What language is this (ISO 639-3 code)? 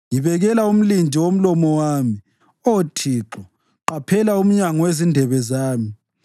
nde